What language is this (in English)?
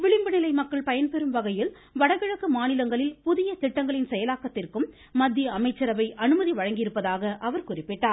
Tamil